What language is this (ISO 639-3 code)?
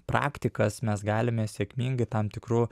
lit